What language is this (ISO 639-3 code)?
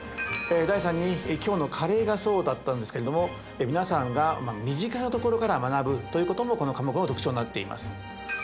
jpn